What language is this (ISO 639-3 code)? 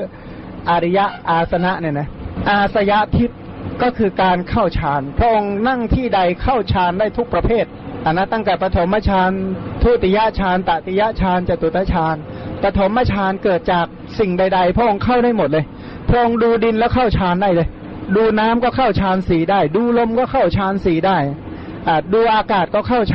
tha